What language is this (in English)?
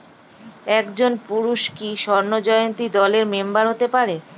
Bangla